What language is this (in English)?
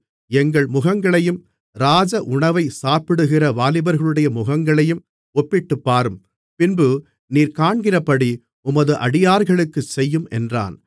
Tamil